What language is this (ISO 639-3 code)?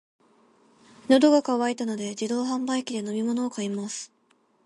jpn